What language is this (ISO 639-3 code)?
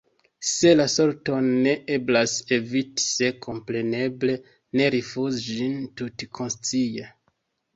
epo